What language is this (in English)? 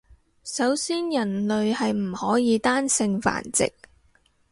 Cantonese